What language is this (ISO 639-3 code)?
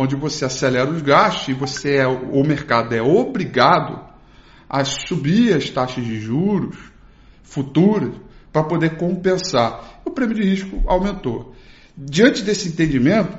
por